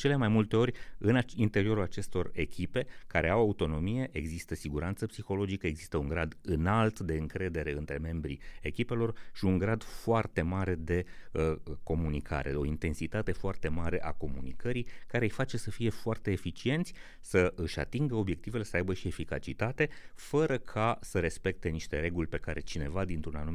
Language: Romanian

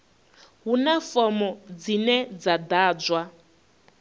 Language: Venda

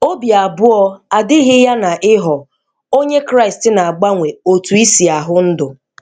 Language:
Igbo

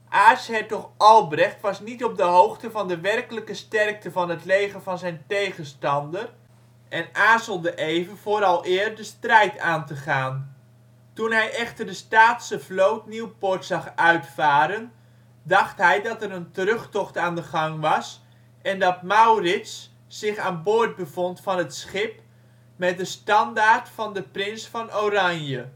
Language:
Dutch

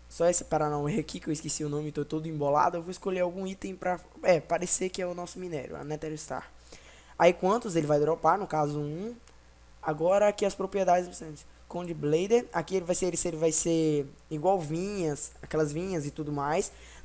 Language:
Portuguese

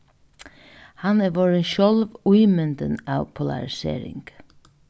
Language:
Faroese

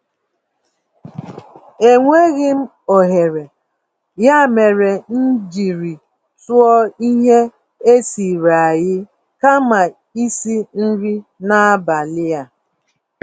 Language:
Igbo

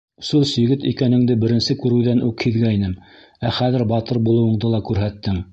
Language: Bashkir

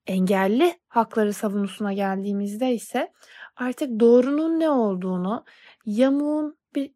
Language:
Turkish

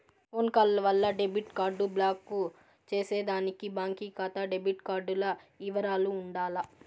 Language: Telugu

